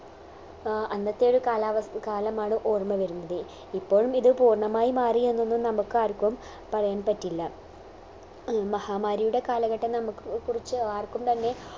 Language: Malayalam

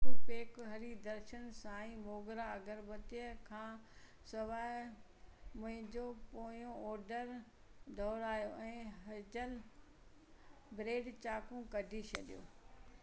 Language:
Sindhi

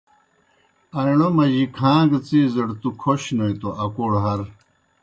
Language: Kohistani Shina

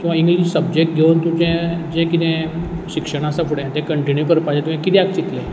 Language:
Konkani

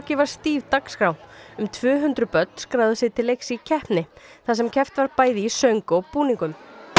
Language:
Icelandic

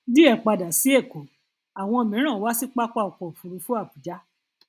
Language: Yoruba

